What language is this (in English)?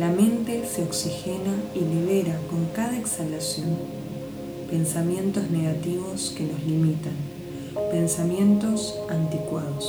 Spanish